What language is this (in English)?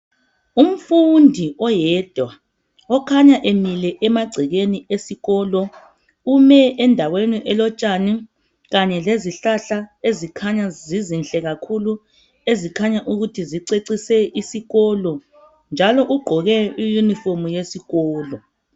North Ndebele